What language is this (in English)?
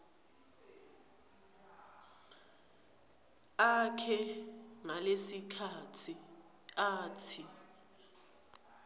Swati